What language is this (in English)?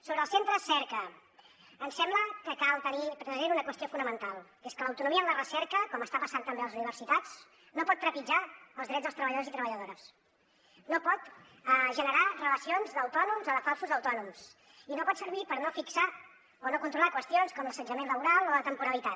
Catalan